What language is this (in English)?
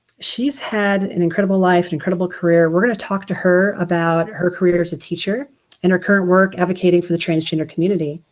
English